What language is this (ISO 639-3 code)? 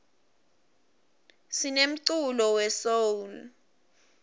ssw